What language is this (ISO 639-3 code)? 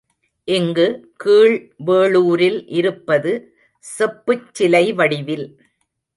tam